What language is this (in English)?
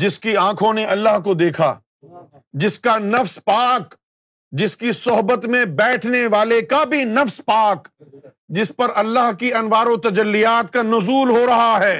Urdu